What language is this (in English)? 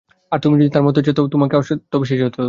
Bangla